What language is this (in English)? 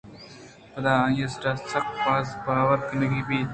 Eastern Balochi